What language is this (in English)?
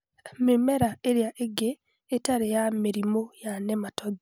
Kikuyu